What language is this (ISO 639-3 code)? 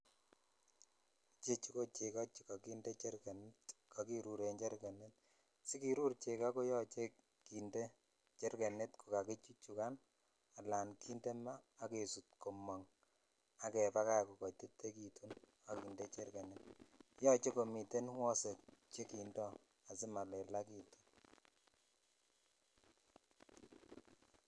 kln